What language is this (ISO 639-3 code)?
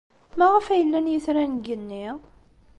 kab